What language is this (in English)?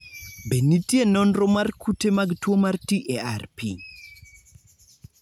Luo (Kenya and Tanzania)